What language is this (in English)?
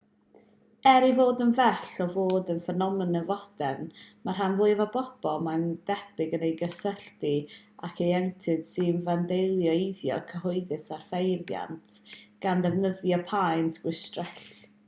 Welsh